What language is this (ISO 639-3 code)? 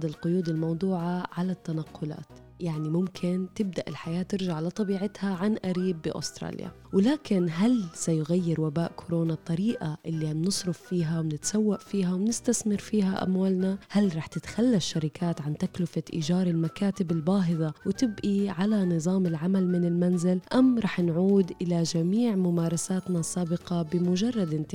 ara